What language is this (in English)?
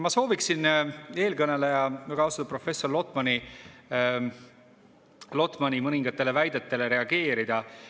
Estonian